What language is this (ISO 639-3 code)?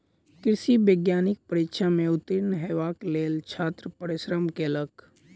mai